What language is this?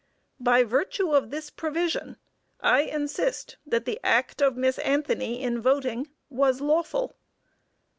English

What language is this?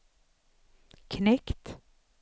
Swedish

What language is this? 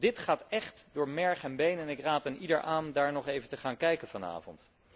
Dutch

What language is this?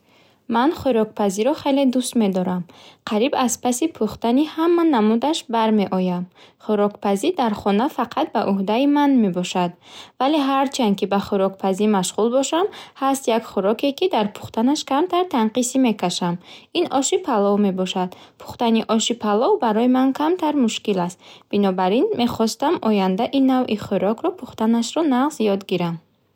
Bukharic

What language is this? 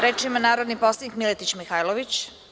Serbian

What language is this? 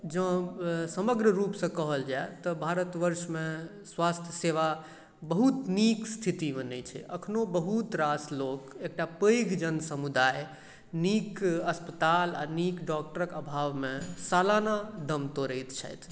Maithili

